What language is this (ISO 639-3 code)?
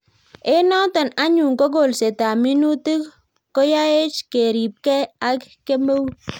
kln